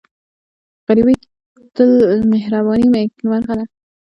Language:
Pashto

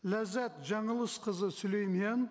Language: Kazakh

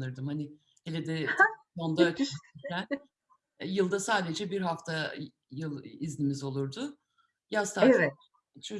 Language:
Turkish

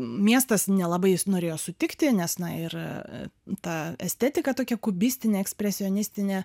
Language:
Lithuanian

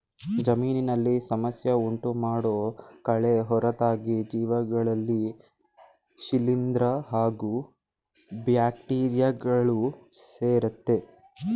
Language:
Kannada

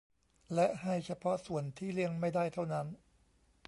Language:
Thai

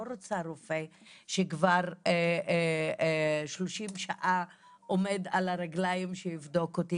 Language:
Hebrew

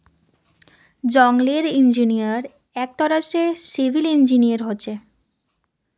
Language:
Magahi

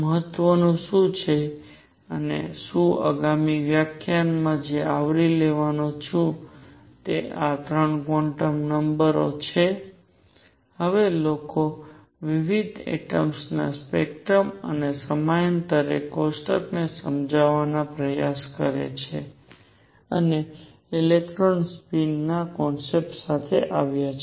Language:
Gujarati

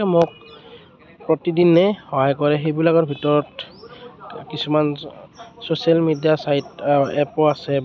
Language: Assamese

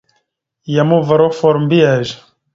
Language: Mada (Cameroon)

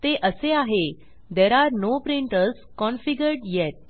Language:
Marathi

